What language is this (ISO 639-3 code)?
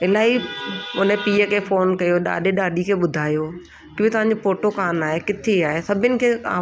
snd